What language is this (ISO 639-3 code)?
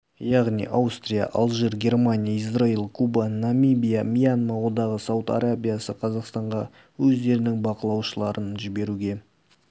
kaz